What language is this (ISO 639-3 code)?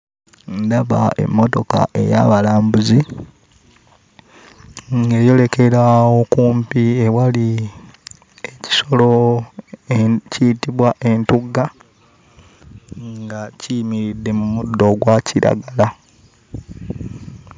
lug